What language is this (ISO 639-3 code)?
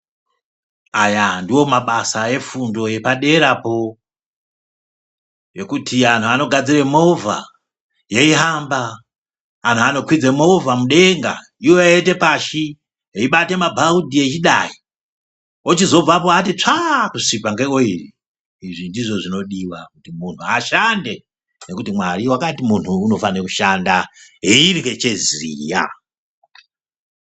ndc